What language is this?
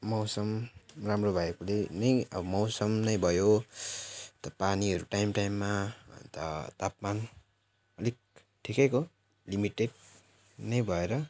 Nepali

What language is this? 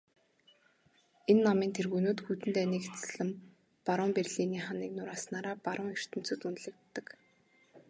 Mongolian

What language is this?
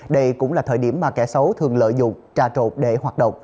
Vietnamese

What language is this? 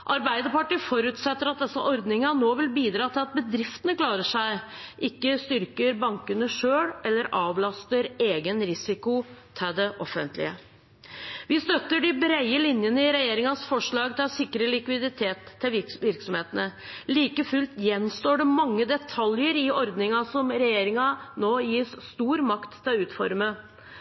Norwegian Bokmål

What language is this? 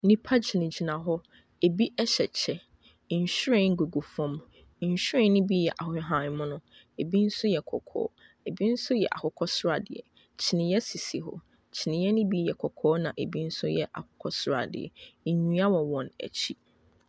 Akan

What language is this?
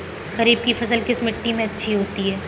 Hindi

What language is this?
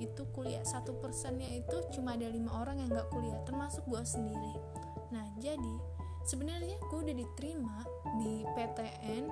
Indonesian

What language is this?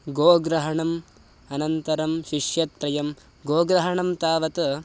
Sanskrit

